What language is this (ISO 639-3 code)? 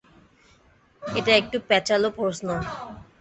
ben